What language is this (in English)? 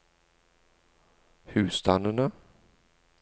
Norwegian